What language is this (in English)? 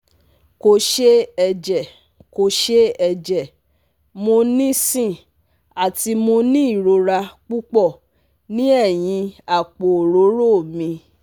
Yoruba